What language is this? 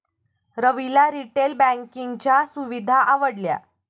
Marathi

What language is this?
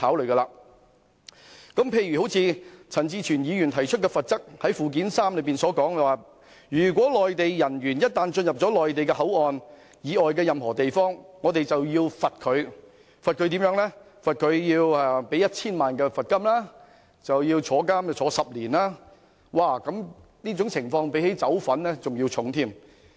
Cantonese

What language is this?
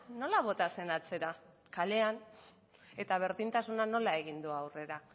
Basque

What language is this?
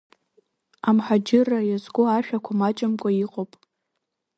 Abkhazian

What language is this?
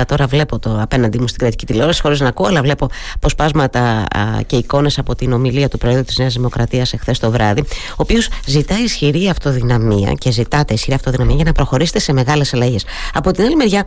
Greek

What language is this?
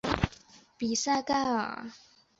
Chinese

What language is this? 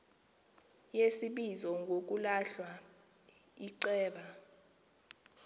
Xhosa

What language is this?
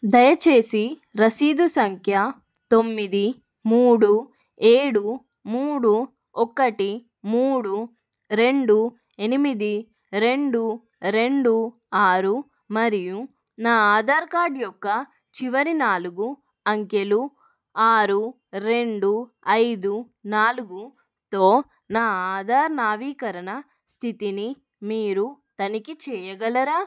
Telugu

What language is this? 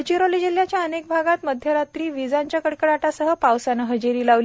Marathi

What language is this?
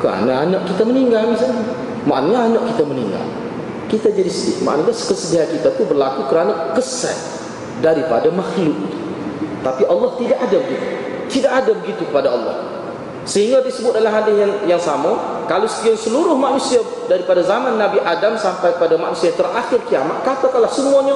Malay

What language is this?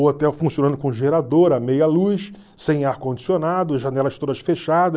Portuguese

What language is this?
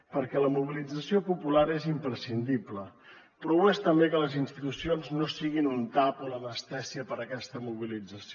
Catalan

